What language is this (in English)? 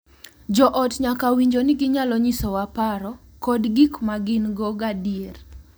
Luo (Kenya and Tanzania)